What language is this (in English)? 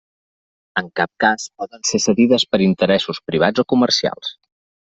Catalan